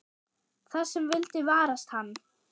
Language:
Icelandic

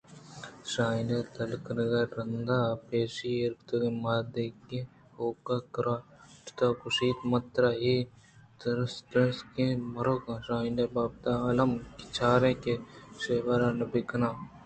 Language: Eastern Balochi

